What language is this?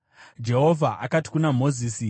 Shona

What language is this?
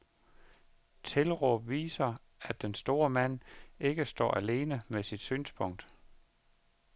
Danish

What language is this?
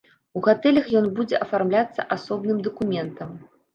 Belarusian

